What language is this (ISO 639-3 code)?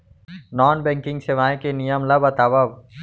hne